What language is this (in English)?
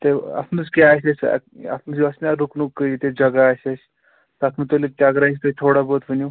Kashmiri